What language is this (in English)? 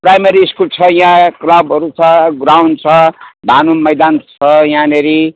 Nepali